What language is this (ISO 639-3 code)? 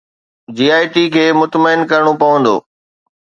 snd